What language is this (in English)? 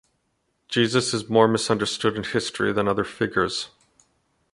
English